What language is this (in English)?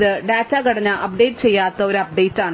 Malayalam